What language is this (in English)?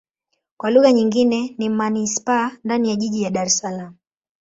Swahili